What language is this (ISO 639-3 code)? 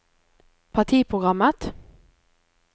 nor